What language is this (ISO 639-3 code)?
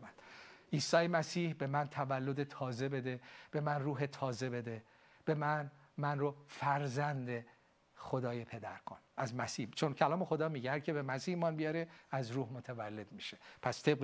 fas